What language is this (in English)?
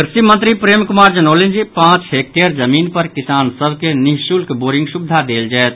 Maithili